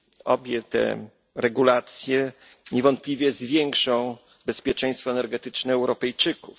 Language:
Polish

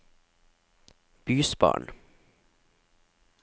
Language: Norwegian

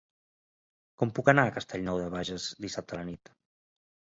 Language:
Catalan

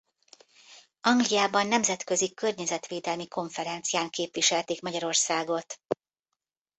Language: Hungarian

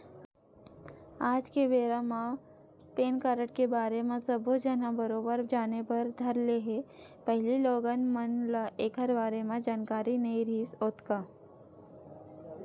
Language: Chhattisgarhi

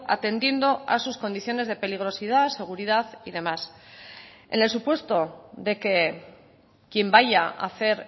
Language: Spanish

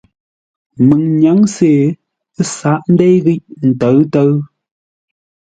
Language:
Ngombale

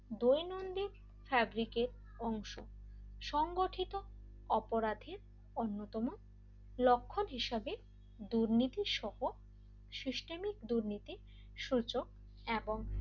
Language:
Bangla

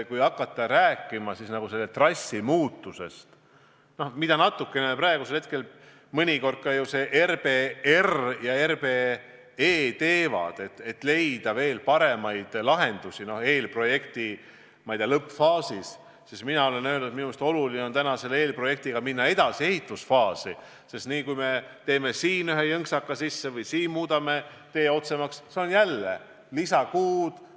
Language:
Estonian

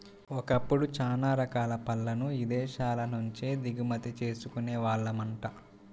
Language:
Telugu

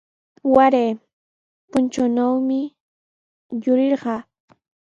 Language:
Sihuas Ancash Quechua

